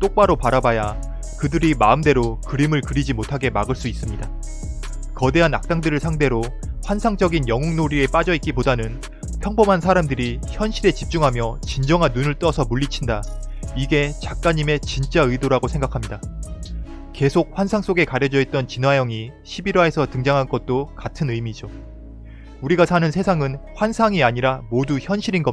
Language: Korean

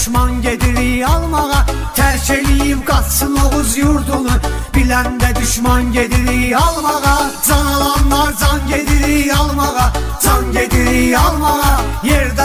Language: Turkish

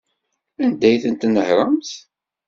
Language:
Kabyle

